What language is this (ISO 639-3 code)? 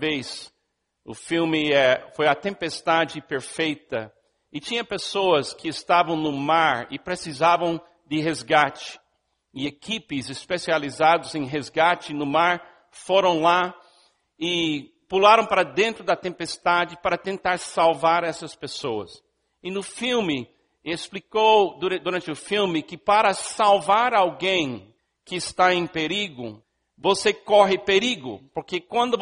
por